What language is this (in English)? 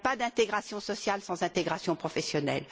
French